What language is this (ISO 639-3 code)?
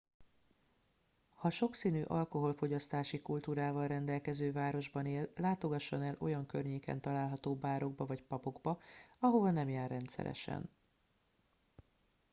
hun